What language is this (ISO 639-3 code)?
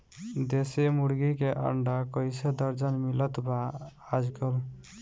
bho